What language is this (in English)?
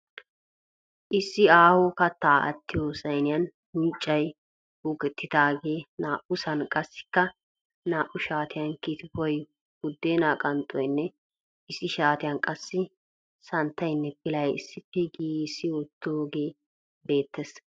Wolaytta